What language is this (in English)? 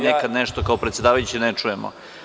Serbian